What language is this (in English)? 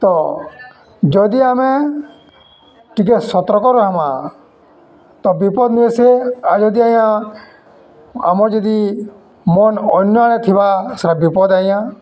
Odia